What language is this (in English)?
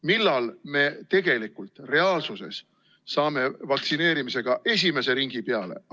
Estonian